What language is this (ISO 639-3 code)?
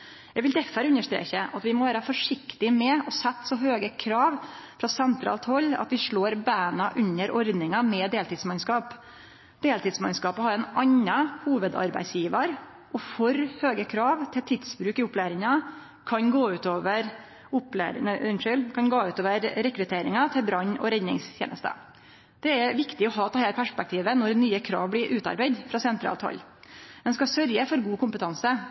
nno